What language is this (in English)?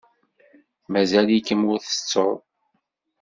Kabyle